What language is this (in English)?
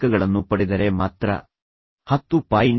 Kannada